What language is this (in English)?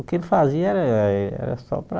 Portuguese